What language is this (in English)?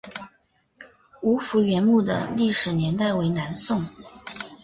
Chinese